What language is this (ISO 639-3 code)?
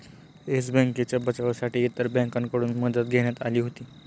mar